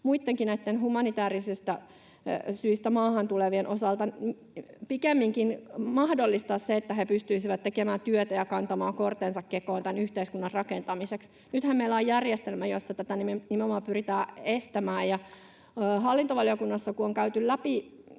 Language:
Finnish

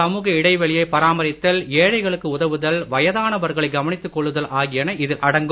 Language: Tamil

